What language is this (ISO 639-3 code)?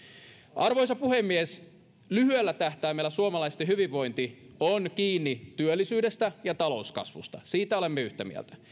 fin